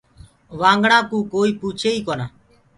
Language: Gurgula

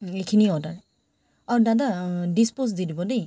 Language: Assamese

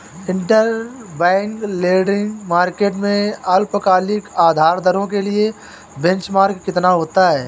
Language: Hindi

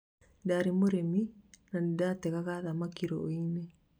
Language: Kikuyu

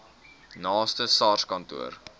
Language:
Afrikaans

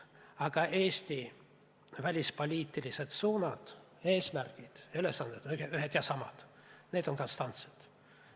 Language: Estonian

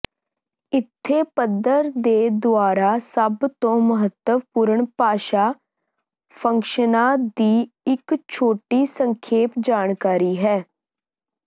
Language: Punjabi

